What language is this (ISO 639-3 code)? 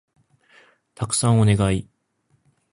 jpn